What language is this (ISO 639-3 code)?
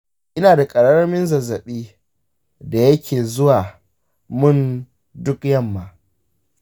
hau